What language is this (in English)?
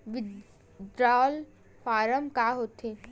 Chhattisgarhi